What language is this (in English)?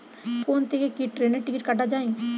Bangla